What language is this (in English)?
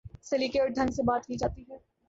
Urdu